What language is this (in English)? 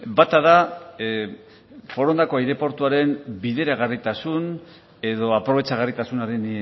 Basque